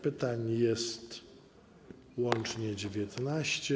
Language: Polish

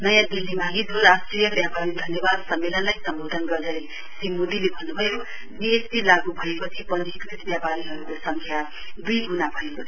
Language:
Nepali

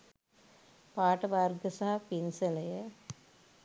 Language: Sinhala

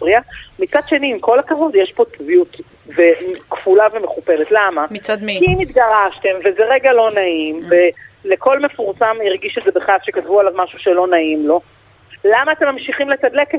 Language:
Hebrew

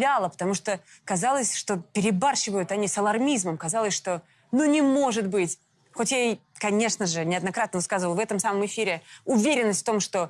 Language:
Russian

